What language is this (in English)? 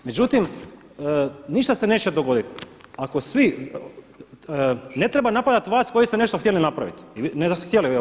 Croatian